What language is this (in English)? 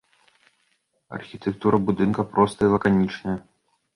Belarusian